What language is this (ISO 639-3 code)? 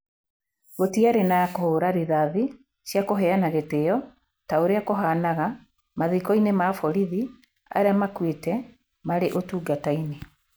kik